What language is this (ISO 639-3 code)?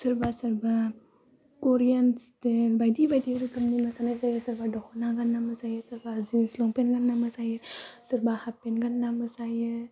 brx